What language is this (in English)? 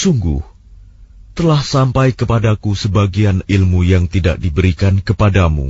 Arabic